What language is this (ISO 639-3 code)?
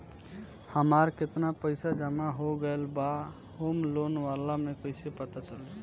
bho